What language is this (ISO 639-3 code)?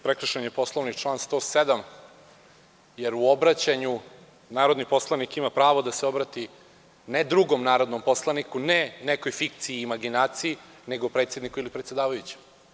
srp